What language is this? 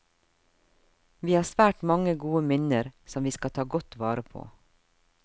Norwegian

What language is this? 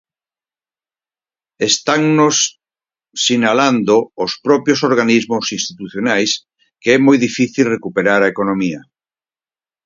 Galician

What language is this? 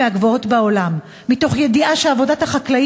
Hebrew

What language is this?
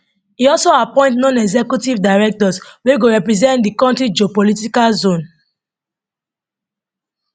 Nigerian Pidgin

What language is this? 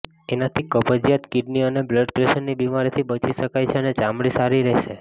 Gujarati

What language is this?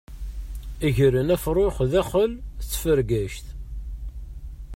Kabyle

